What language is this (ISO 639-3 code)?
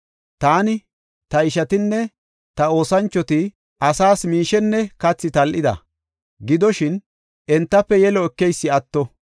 gof